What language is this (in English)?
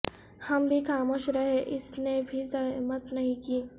Urdu